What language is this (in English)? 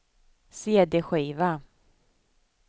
Swedish